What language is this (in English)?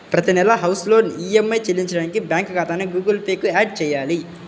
Telugu